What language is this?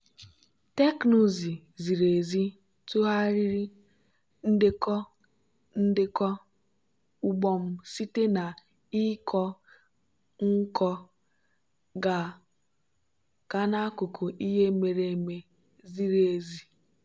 Igbo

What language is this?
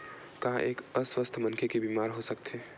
Chhattisgarhi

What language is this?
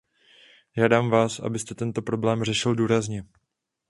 Czech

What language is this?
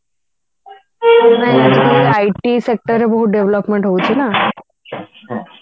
Odia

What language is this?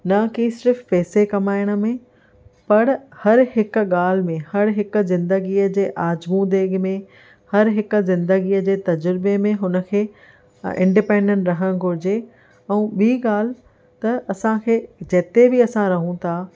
Sindhi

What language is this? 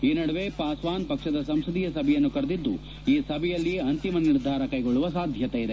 Kannada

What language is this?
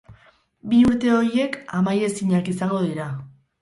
Basque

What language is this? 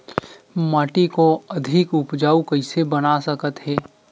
Chhattisgarhi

